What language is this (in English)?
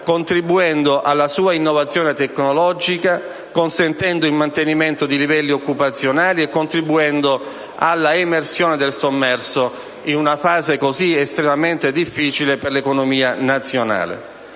Italian